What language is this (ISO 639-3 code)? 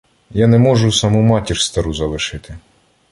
ukr